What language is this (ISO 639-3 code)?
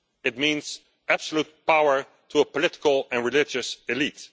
eng